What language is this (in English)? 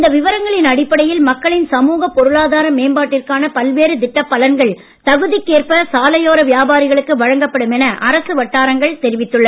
Tamil